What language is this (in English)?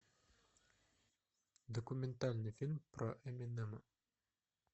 Russian